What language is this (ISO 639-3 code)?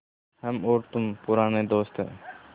hin